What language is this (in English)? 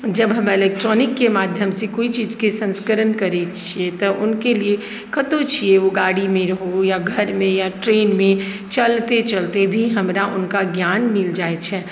Maithili